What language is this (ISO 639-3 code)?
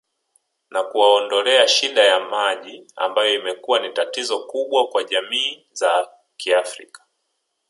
swa